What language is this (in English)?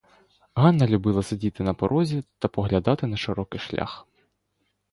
Ukrainian